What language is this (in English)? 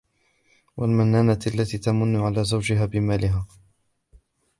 Arabic